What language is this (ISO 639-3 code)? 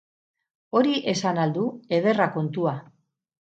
eus